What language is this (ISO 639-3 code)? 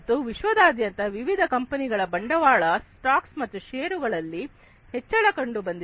kan